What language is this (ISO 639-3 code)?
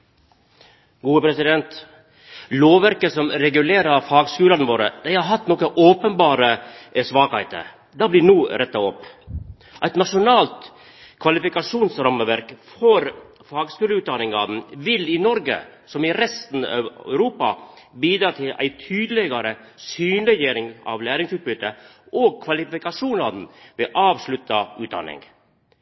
nor